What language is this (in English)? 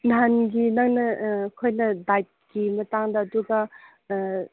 Manipuri